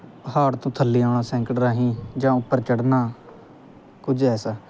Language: Punjabi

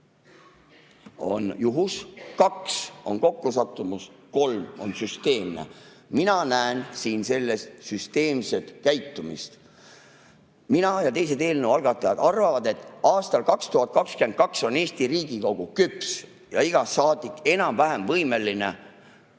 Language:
Estonian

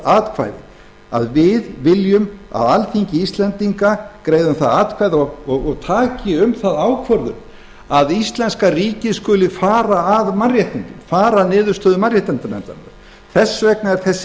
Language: Icelandic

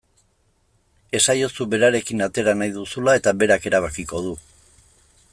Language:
Basque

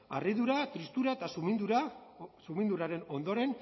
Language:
Basque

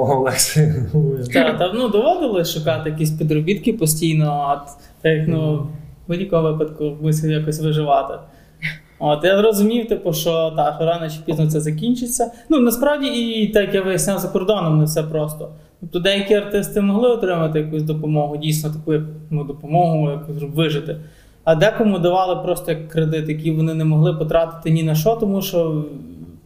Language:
Ukrainian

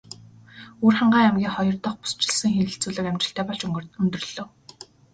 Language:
Mongolian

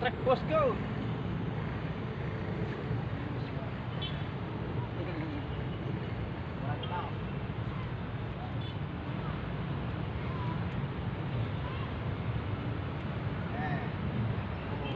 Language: Indonesian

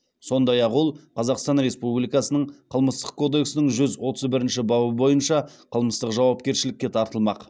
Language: Kazakh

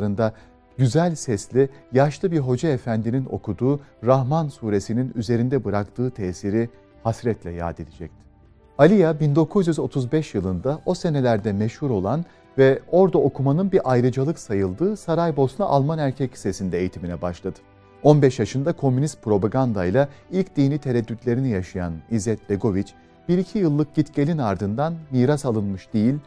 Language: Turkish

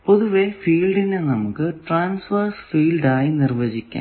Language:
Malayalam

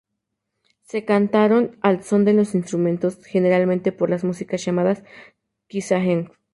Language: Spanish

